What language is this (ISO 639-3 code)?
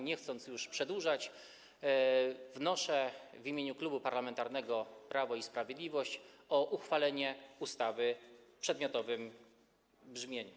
pol